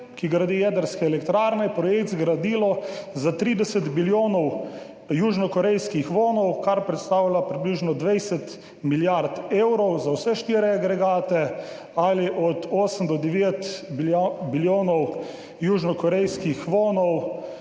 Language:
Slovenian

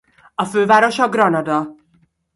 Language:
Hungarian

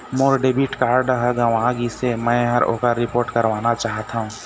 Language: Chhattisgarhi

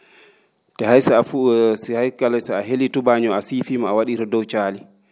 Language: Fula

